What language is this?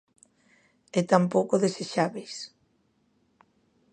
Galician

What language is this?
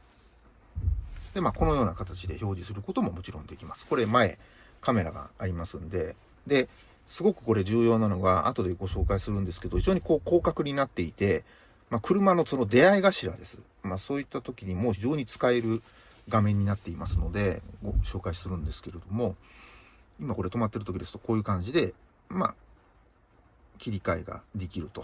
Japanese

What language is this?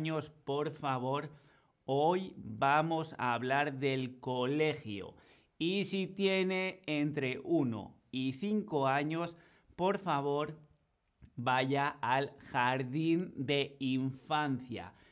Spanish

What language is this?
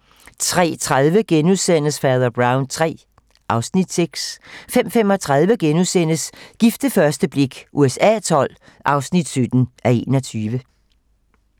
Danish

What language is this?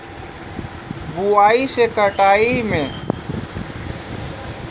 Maithili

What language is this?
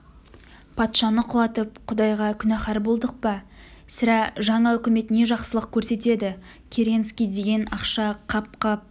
Kazakh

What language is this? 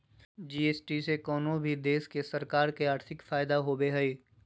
Magahi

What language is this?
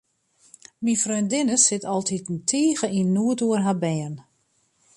Western Frisian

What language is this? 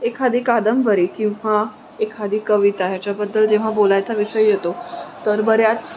Marathi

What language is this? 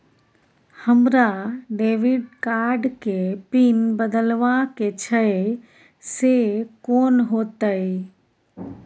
Maithili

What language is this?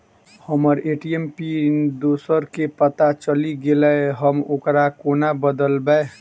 Maithili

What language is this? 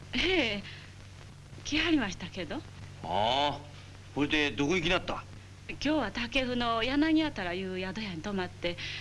Japanese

